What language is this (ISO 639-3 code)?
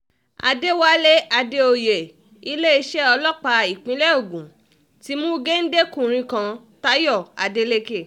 yor